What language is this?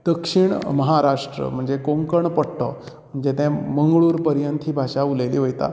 Konkani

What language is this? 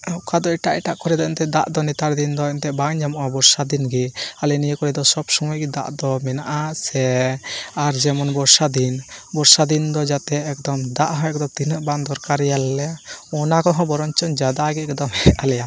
Santali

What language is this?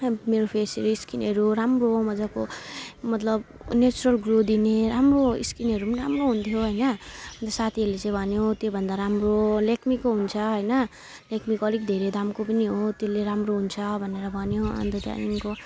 Nepali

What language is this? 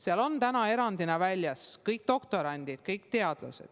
Estonian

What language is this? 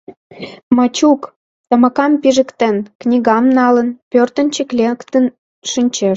Mari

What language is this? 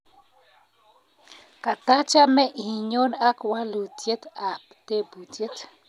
Kalenjin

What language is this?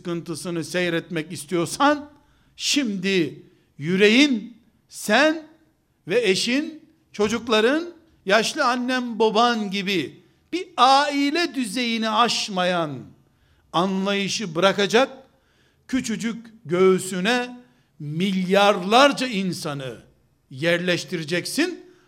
Turkish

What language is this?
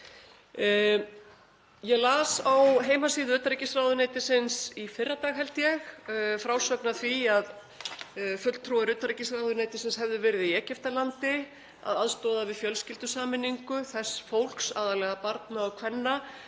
Icelandic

